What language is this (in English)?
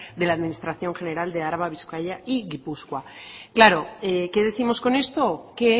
Spanish